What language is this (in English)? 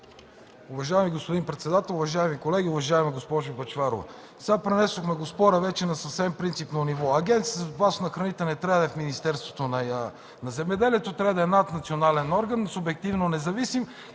Bulgarian